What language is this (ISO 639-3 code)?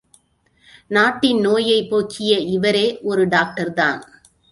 tam